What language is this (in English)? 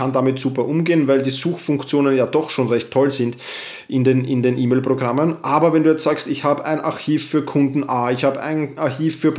German